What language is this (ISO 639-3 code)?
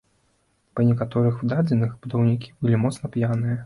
bel